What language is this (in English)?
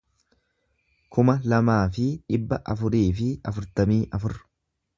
Oromo